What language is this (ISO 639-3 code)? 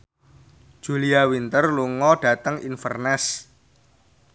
jav